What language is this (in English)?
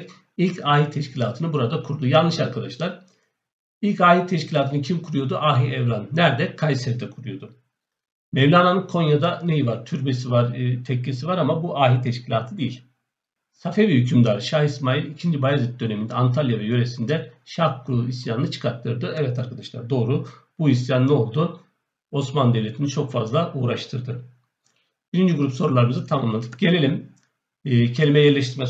Turkish